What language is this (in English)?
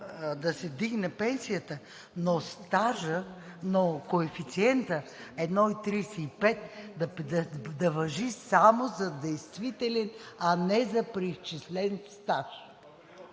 Bulgarian